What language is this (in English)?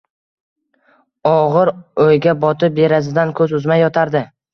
Uzbek